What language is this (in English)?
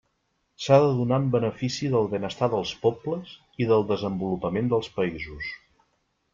Catalan